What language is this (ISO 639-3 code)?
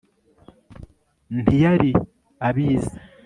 kin